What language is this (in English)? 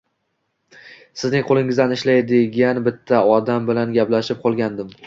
Uzbek